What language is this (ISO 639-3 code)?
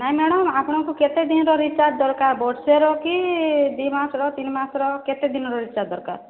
ori